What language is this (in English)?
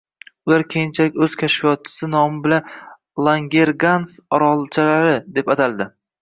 Uzbek